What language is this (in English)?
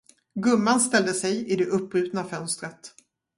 Swedish